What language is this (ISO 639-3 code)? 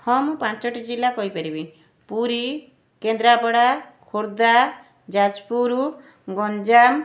ori